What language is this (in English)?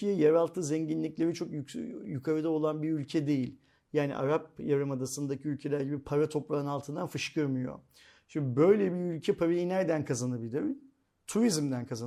Turkish